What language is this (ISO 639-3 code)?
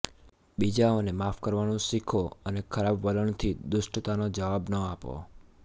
guj